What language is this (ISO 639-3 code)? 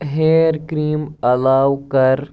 kas